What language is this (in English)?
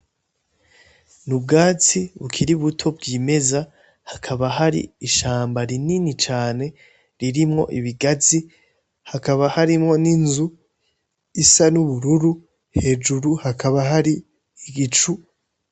Rundi